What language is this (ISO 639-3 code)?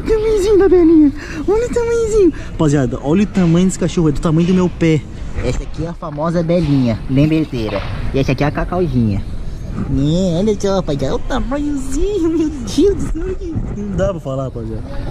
por